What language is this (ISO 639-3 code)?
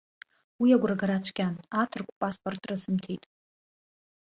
abk